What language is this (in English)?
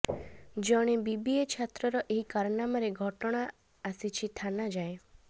Odia